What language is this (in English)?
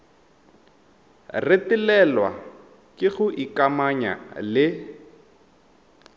Tswana